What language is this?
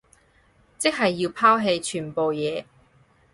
Cantonese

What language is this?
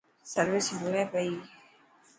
Dhatki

